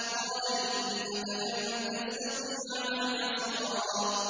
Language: Arabic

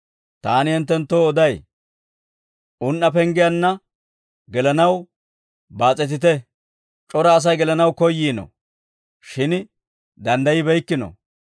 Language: Dawro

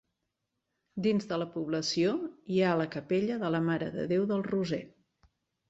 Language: Catalan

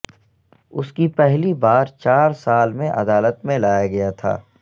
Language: Urdu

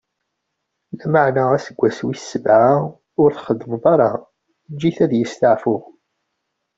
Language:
Kabyle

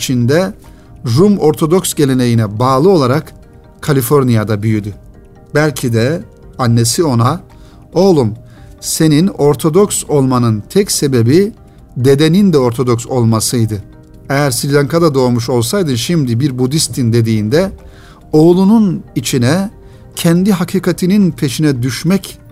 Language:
Turkish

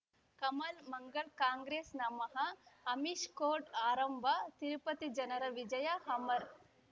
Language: Kannada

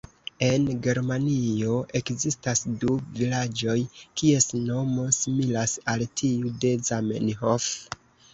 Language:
Esperanto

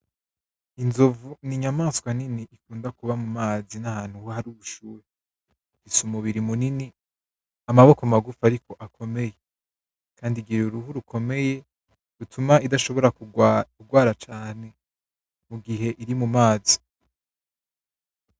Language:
Rundi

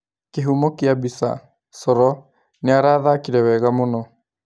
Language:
Kikuyu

